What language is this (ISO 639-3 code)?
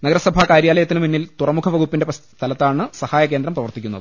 mal